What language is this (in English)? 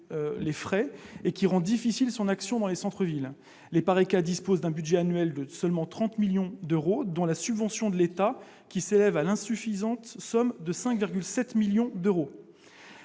French